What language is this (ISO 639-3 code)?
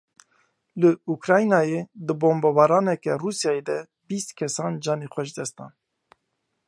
kur